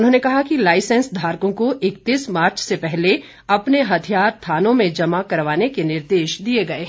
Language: Hindi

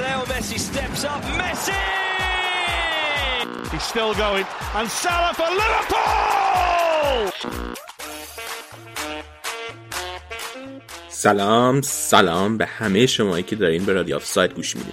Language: Persian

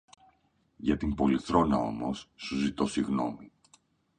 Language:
Greek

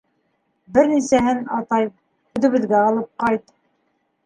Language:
Bashkir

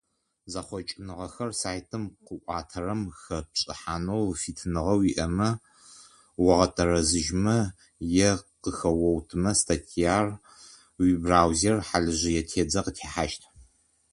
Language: Adyghe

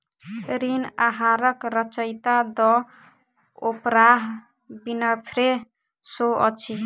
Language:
Maithili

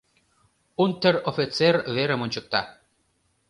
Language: Mari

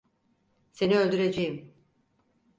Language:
Turkish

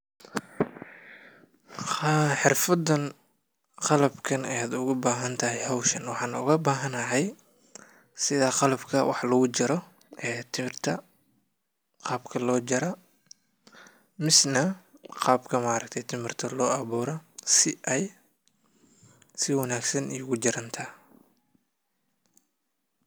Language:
Somali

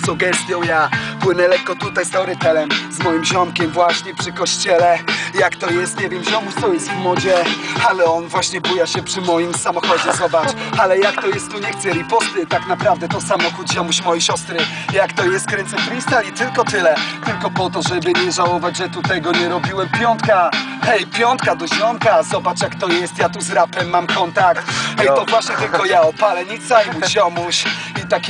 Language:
Polish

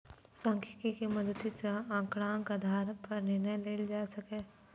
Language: Maithili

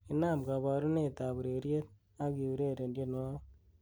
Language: Kalenjin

